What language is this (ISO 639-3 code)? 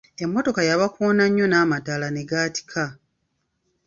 lug